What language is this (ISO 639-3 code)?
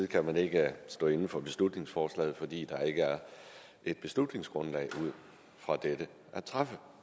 dan